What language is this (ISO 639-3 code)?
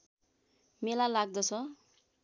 nep